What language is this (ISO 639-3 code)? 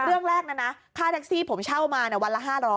tha